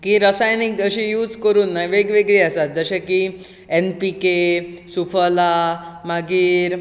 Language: Konkani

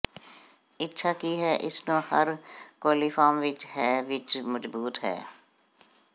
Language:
Punjabi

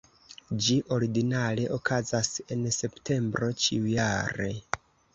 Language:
Esperanto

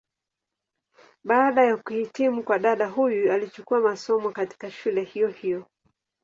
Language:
Swahili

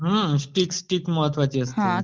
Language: Marathi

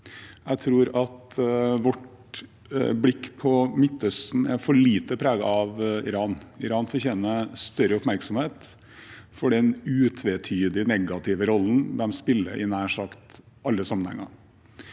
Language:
Norwegian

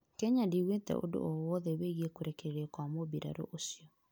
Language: Kikuyu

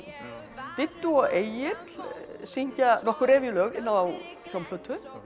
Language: Icelandic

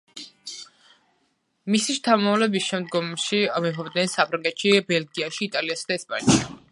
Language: Georgian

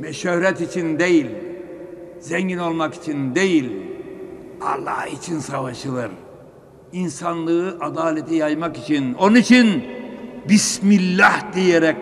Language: Turkish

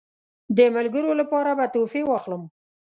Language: Pashto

